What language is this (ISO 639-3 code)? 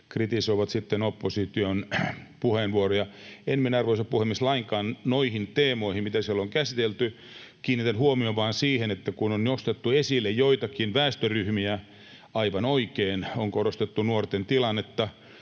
fin